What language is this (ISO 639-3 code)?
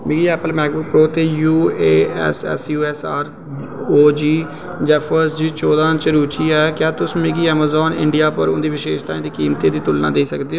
doi